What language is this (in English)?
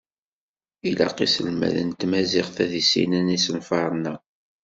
Kabyle